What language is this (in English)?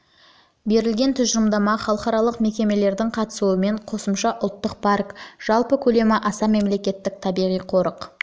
Kazakh